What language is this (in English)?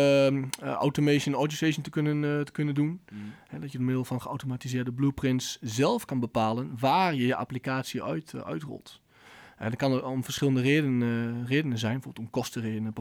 Dutch